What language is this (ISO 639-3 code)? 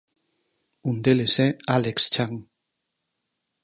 glg